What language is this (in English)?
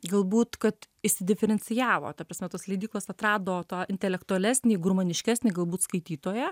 Lithuanian